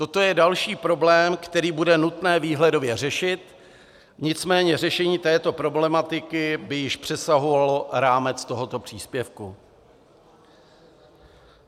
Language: Czech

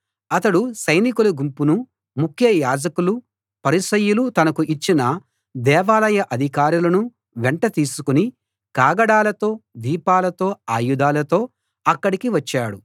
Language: Telugu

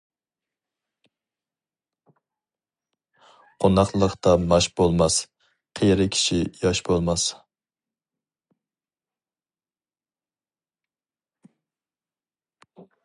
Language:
Uyghur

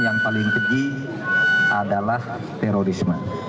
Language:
Indonesian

